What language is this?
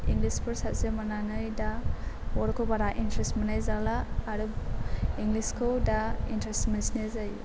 Bodo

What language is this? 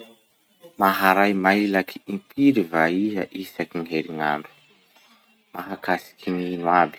Masikoro Malagasy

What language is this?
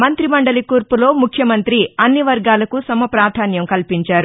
Telugu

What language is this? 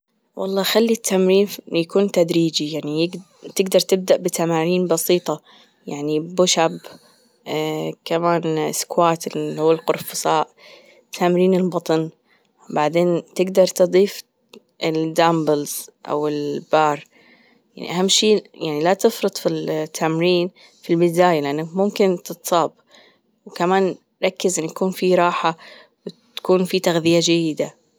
Gulf Arabic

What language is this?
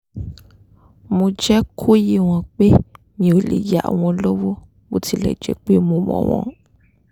Yoruba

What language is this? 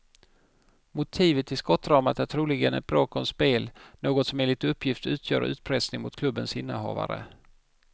Swedish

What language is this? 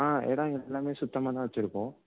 Tamil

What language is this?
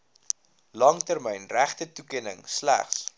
Afrikaans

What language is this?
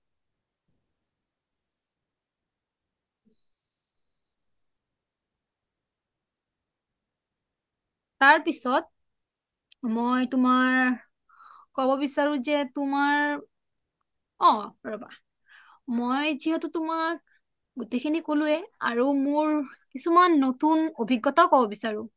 Assamese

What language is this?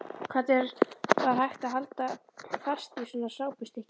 Icelandic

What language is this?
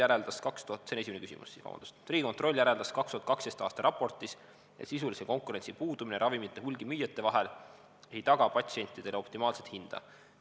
Estonian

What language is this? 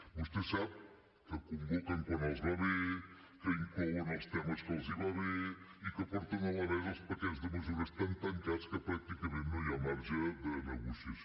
Catalan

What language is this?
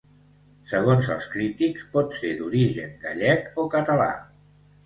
Catalan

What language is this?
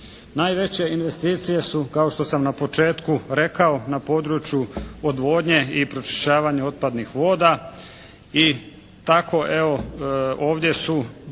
Croatian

